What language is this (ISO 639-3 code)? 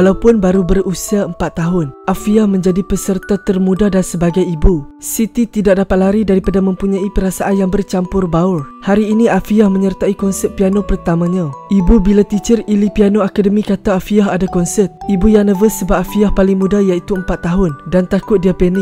msa